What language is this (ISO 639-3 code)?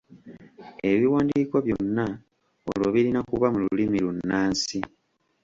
lug